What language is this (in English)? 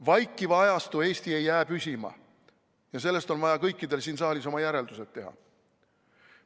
Estonian